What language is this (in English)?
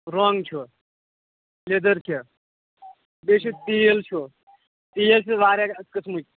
Kashmiri